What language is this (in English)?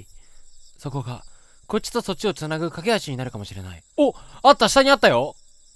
Japanese